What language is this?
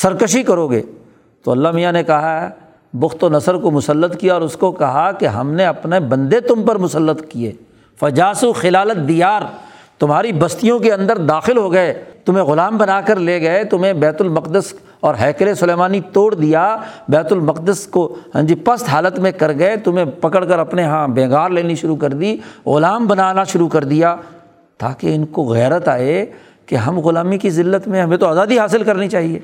Urdu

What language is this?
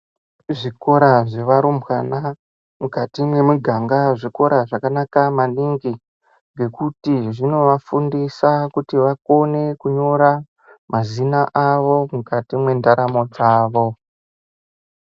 Ndau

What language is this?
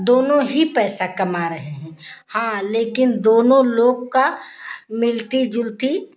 Hindi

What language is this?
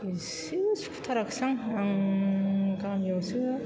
Bodo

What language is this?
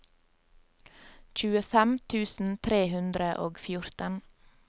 Norwegian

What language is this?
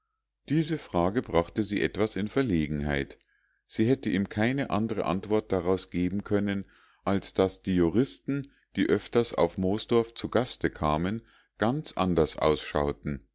German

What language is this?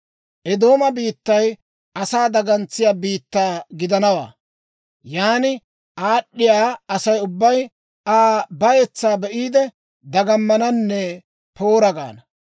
Dawro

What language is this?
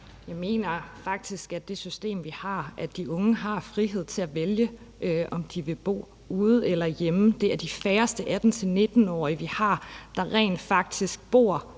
Danish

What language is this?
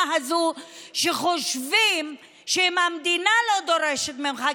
Hebrew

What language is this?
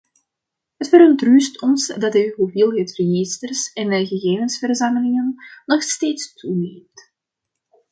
Dutch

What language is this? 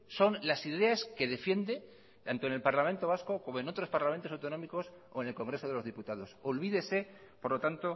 Spanish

